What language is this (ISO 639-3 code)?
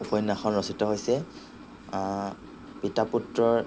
asm